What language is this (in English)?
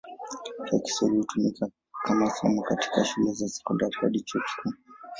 Swahili